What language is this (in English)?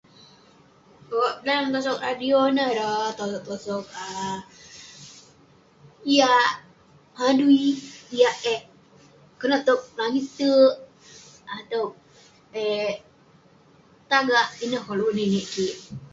Western Penan